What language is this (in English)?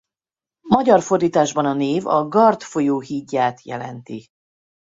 Hungarian